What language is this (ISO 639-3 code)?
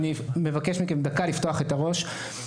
heb